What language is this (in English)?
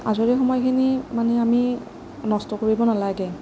Assamese